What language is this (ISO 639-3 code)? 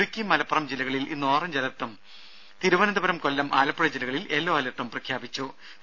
mal